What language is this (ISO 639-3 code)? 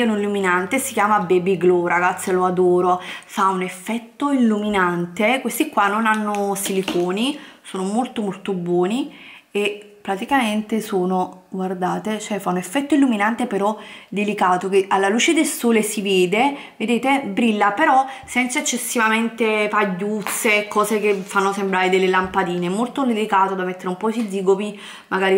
ita